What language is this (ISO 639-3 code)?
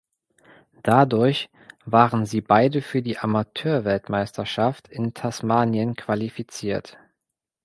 deu